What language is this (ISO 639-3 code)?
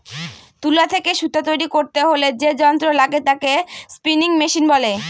ben